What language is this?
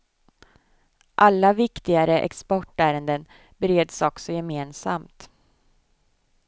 Swedish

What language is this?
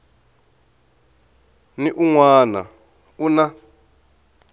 Tsonga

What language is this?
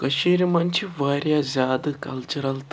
Kashmiri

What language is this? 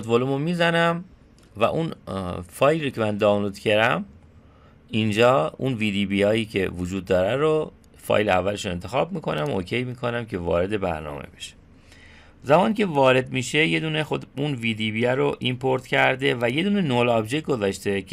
Persian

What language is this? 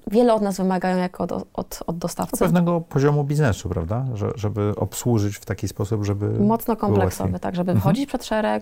Polish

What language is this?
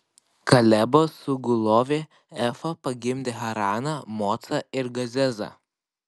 Lithuanian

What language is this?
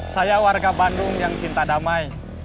Indonesian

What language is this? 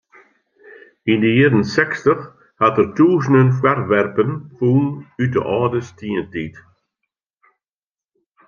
Western Frisian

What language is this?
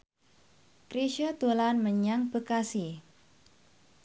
Javanese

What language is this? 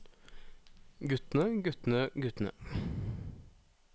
Norwegian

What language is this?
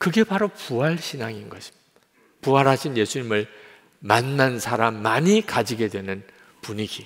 Korean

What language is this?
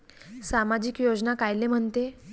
Marathi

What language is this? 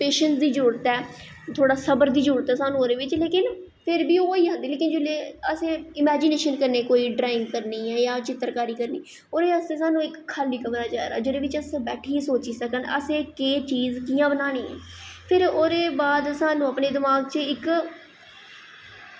Dogri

